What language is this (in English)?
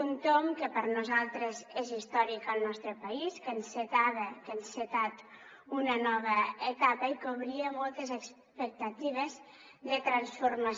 Catalan